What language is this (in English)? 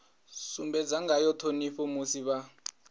Venda